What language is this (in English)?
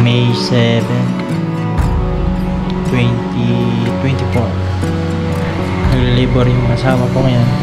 Filipino